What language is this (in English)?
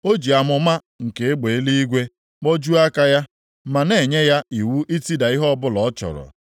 Igbo